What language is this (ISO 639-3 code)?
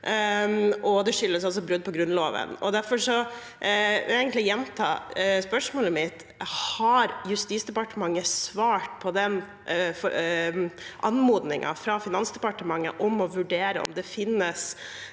nor